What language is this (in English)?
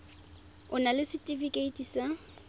Tswana